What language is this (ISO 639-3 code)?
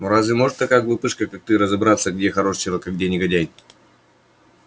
rus